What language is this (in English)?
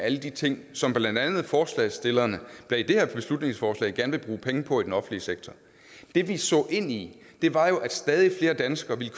Danish